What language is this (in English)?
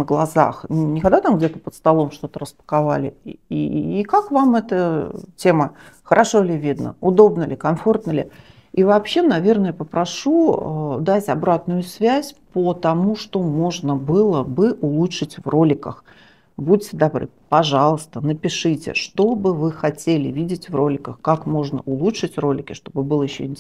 Russian